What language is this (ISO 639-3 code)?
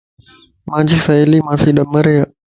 lss